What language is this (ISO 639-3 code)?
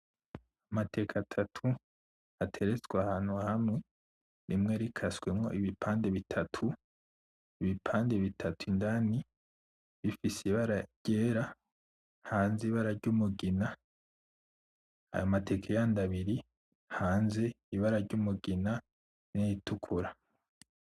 run